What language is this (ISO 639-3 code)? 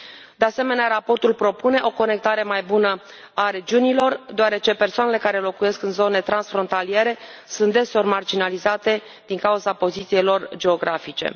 ron